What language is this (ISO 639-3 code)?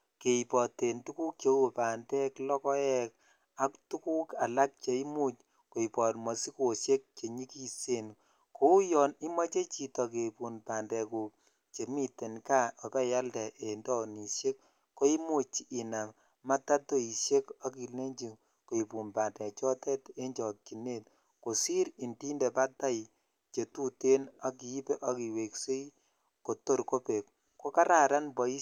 kln